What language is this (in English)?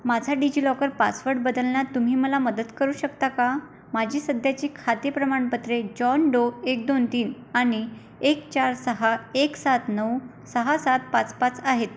Marathi